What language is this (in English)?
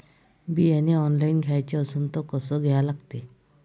Marathi